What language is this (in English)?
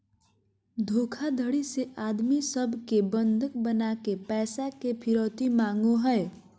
Magahi